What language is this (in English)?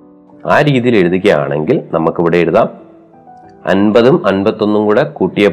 Malayalam